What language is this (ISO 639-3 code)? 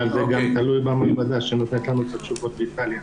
heb